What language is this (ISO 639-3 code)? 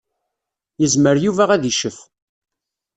kab